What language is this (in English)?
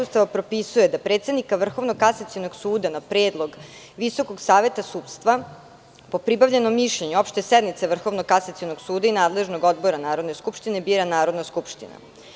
Serbian